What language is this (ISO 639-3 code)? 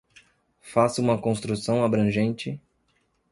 por